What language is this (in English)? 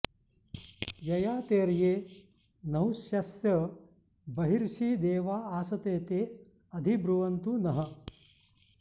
Sanskrit